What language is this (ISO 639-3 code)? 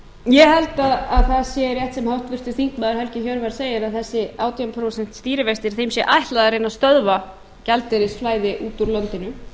isl